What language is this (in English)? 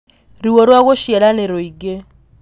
Kikuyu